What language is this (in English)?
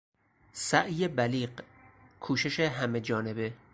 Persian